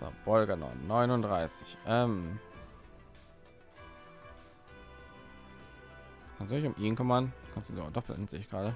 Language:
German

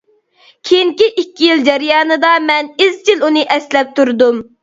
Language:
Uyghur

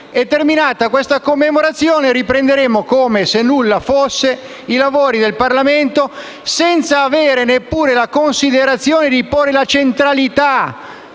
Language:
Italian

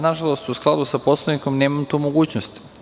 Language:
Serbian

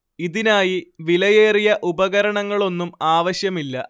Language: Malayalam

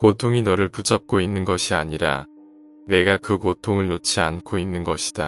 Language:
Korean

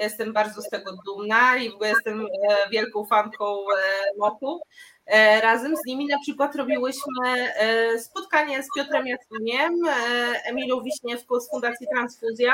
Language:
Polish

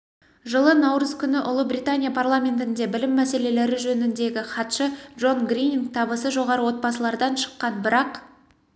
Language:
Kazakh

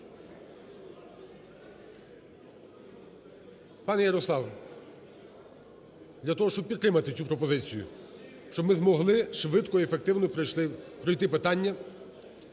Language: Ukrainian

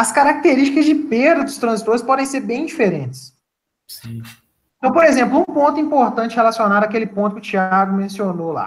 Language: Portuguese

